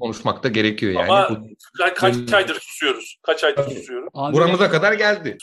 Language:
Turkish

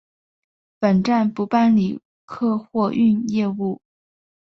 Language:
Chinese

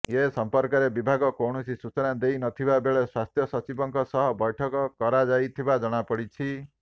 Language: Odia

